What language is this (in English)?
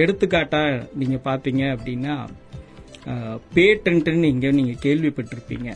Tamil